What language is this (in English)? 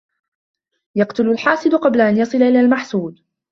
Arabic